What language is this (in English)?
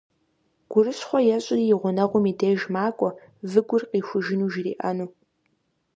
Kabardian